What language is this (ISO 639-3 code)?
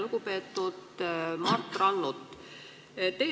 est